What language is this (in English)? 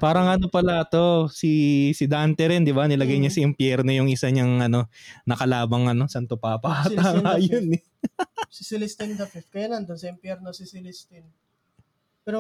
Filipino